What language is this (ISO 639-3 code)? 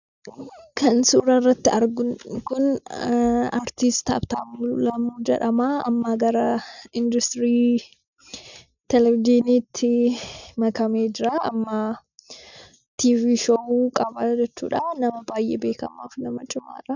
orm